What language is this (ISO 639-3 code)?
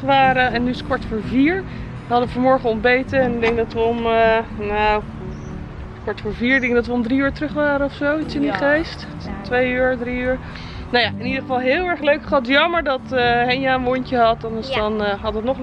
nld